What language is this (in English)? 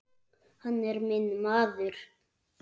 Icelandic